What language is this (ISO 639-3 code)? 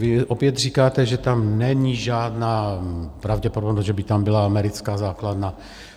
ces